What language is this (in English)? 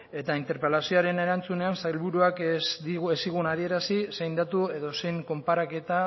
Basque